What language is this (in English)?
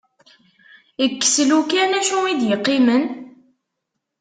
Kabyle